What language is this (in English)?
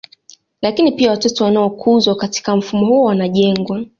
Swahili